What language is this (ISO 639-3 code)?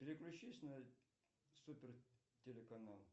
rus